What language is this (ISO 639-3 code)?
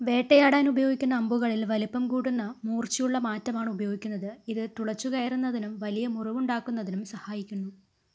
mal